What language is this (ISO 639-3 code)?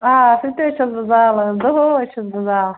kas